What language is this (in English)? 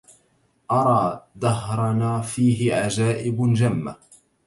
Arabic